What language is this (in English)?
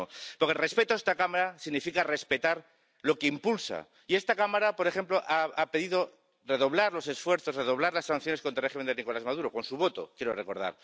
Spanish